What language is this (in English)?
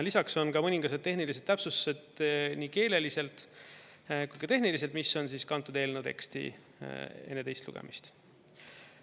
Estonian